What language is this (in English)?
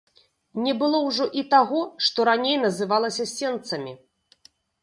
Belarusian